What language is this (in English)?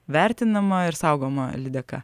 Lithuanian